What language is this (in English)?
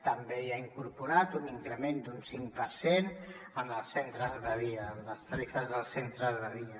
Catalan